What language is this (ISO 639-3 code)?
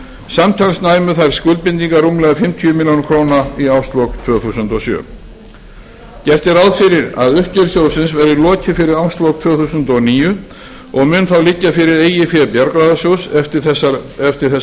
isl